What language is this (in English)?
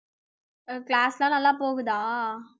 Tamil